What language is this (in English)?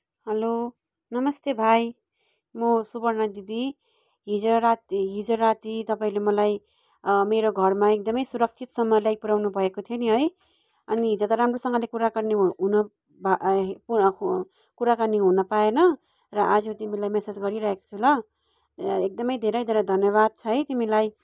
Nepali